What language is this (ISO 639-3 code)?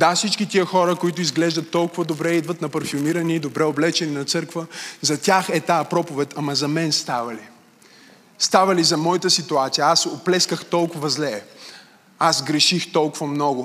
bul